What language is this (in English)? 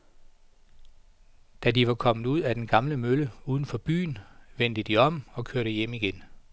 Danish